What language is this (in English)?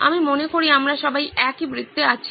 Bangla